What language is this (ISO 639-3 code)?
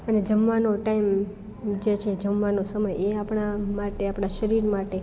guj